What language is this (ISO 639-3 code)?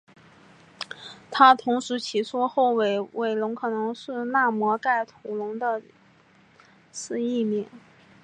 zho